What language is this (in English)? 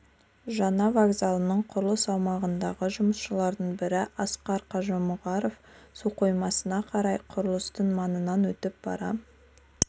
Kazakh